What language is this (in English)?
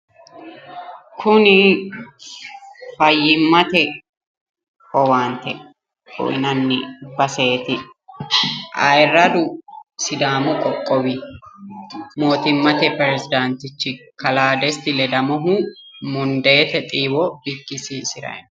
Sidamo